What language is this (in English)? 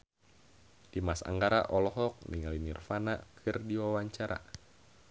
Sundanese